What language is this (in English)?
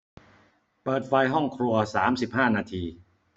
Thai